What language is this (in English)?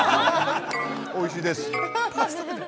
Japanese